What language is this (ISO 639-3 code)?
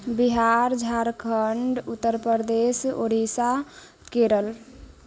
mai